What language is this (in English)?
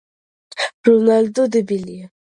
Georgian